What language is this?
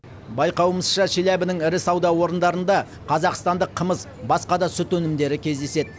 Kazakh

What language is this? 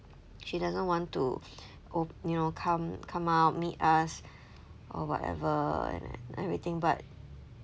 English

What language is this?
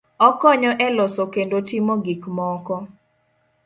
Luo (Kenya and Tanzania)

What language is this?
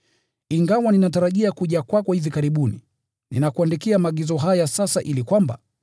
Swahili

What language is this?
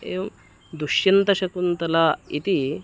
Sanskrit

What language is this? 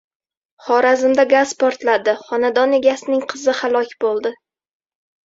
Uzbek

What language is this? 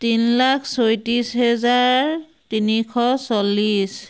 Assamese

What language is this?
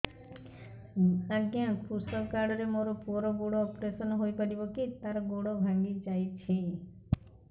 Odia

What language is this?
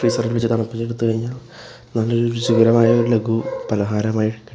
Malayalam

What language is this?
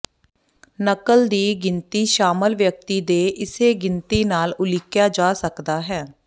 Punjabi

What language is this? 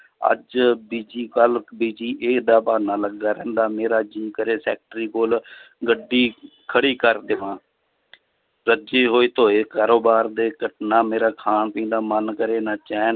Punjabi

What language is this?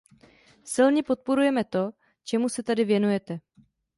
Czech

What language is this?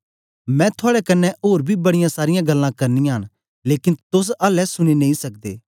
Dogri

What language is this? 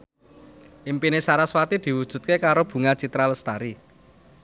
Javanese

